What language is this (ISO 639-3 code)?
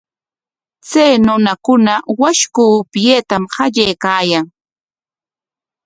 qwa